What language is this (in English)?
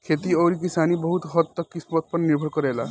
Bhojpuri